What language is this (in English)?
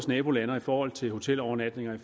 Danish